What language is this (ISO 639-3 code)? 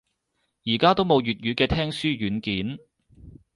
yue